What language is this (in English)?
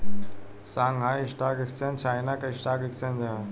Bhojpuri